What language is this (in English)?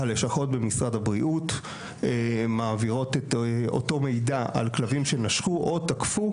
Hebrew